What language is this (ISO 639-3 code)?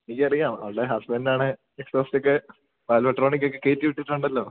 mal